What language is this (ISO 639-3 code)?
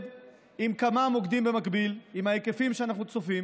heb